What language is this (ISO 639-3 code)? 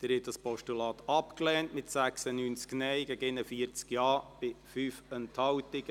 gsw